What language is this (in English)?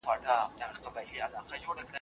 Pashto